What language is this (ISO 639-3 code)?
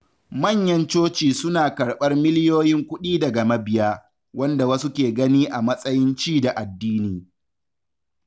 hau